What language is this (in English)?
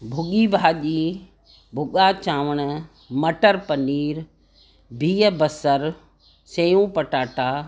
Sindhi